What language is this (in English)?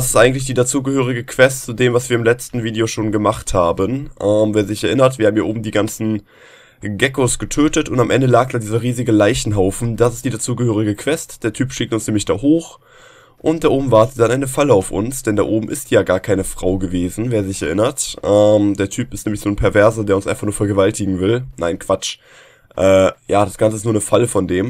German